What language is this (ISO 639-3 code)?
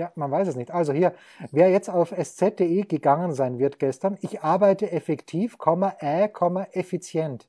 deu